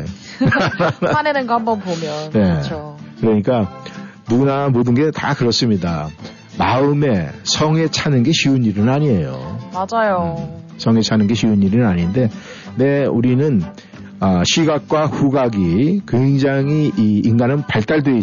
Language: Korean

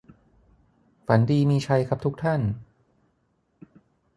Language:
Thai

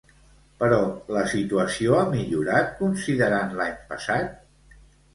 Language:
Catalan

